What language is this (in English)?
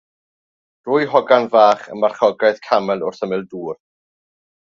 Welsh